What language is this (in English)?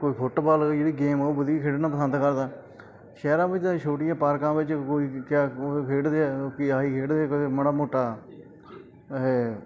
Punjabi